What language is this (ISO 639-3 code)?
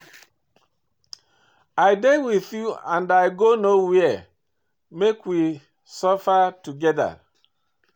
pcm